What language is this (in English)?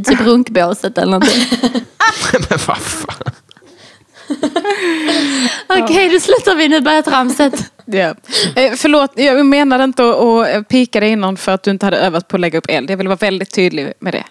Swedish